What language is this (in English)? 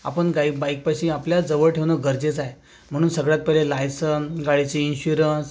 Marathi